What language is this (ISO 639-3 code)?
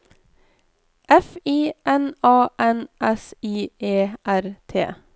nor